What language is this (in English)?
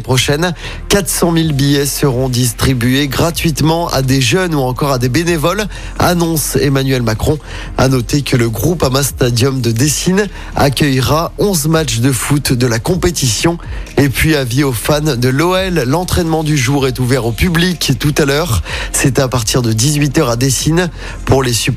French